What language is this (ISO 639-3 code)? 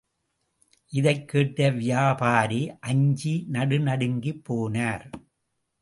tam